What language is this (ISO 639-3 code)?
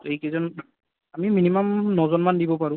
asm